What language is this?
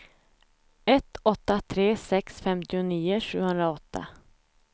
Swedish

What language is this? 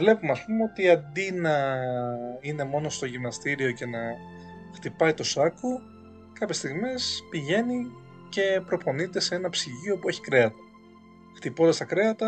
Greek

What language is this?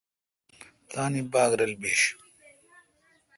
Kalkoti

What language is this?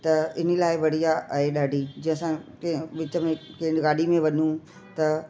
Sindhi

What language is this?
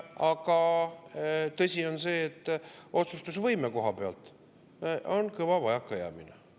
Estonian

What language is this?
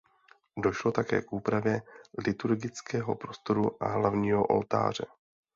Czech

